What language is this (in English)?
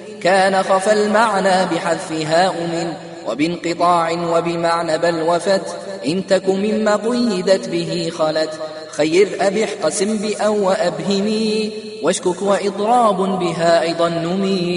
Arabic